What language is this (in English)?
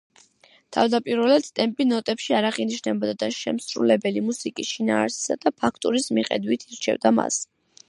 Georgian